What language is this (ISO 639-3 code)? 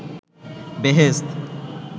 ben